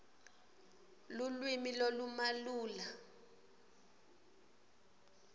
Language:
Swati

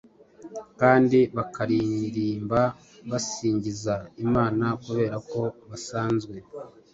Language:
Kinyarwanda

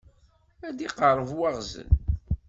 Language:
Kabyle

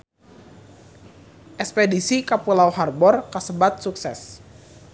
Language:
Sundanese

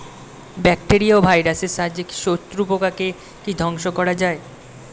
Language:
Bangla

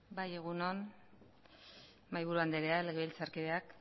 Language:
Basque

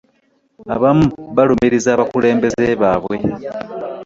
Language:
Ganda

